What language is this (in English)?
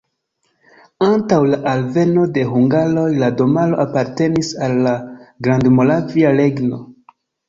Esperanto